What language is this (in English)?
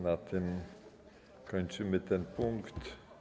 Polish